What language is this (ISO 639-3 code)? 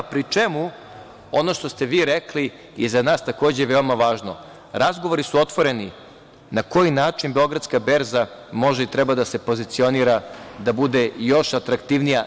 srp